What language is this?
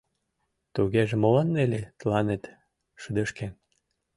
Mari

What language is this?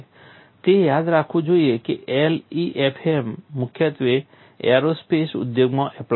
Gujarati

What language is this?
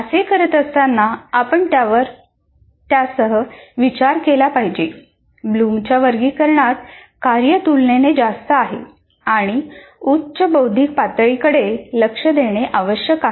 Marathi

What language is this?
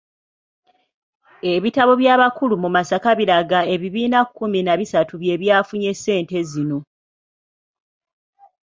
Ganda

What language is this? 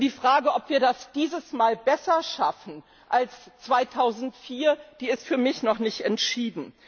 German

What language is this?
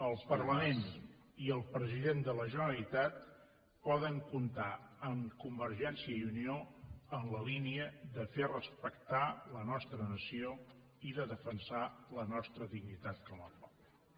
Catalan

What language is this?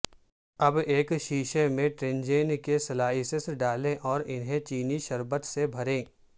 Urdu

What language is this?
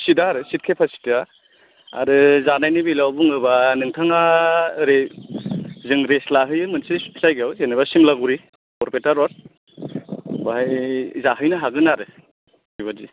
Bodo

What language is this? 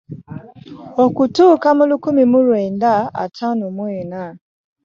Ganda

